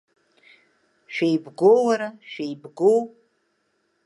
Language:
Abkhazian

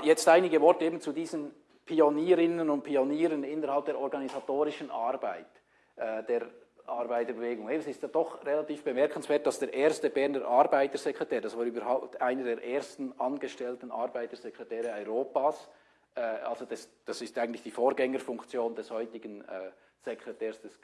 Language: German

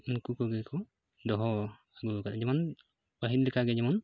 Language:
Santali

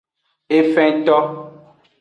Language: Aja (Benin)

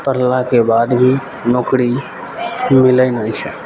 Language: Maithili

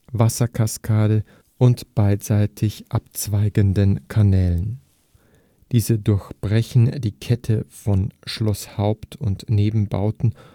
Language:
German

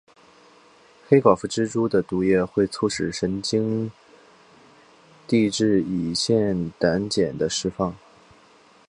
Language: Chinese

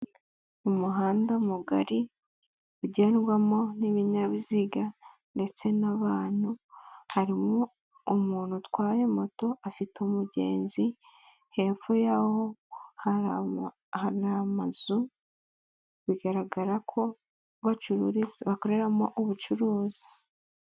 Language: Kinyarwanda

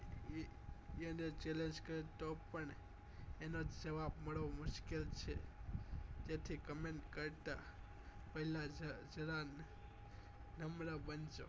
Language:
Gujarati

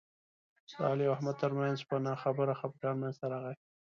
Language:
Pashto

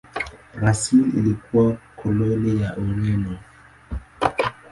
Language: Swahili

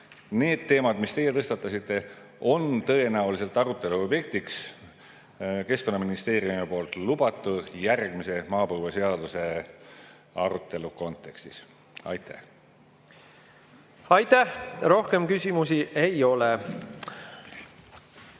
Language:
Estonian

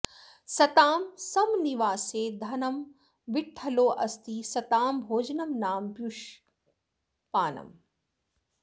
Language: Sanskrit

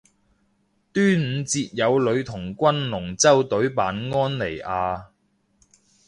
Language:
Cantonese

